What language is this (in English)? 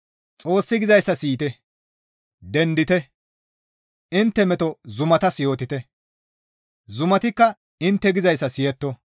Gamo